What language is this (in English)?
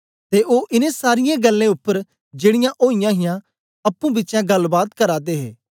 Dogri